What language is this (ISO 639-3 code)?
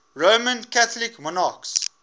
eng